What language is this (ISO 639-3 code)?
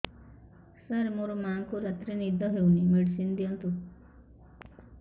ori